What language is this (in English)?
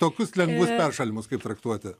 Lithuanian